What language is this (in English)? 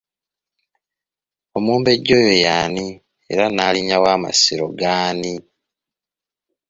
Ganda